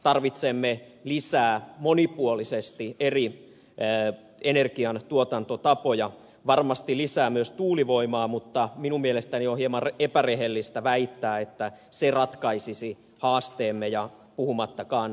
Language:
Finnish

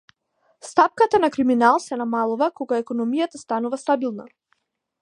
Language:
Macedonian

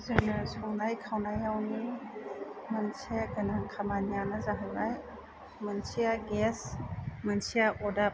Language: Bodo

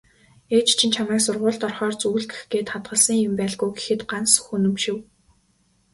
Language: Mongolian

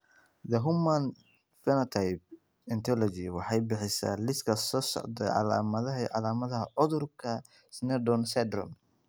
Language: Somali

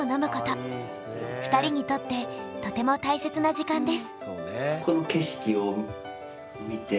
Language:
Japanese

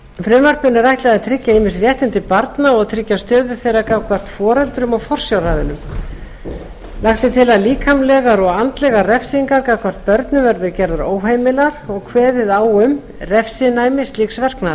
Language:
Icelandic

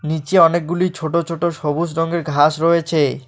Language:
Bangla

